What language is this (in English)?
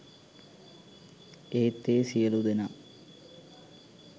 Sinhala